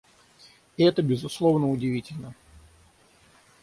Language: Russian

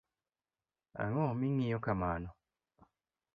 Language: Luo (Kenya and Tanzania)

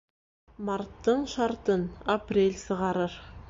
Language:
Bashkir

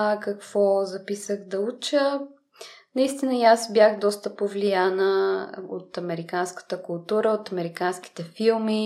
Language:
Bulgarian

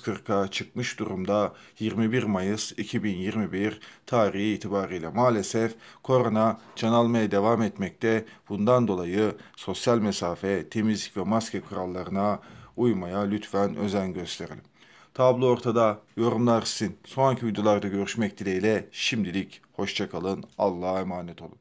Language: Turkish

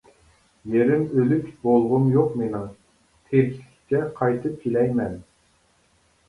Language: Uyghur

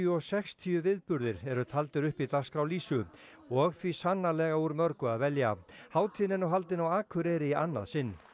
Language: Icelandic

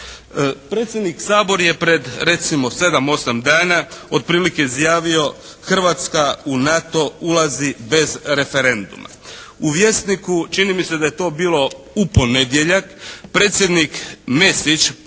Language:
Croatian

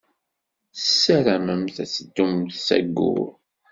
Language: Kabyle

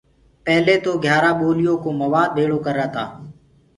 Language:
Gurgula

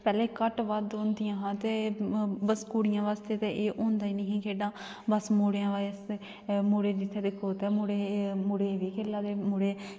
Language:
Dogri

